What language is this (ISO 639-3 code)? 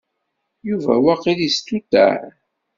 kab